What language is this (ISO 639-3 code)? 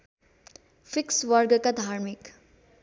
nep